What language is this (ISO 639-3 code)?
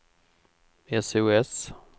swe